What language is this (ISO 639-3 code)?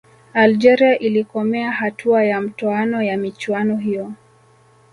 swa